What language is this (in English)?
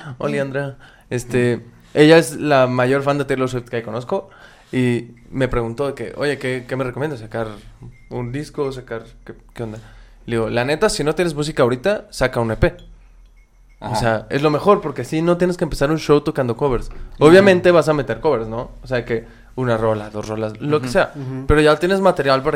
Spanish